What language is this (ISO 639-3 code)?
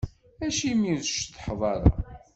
kab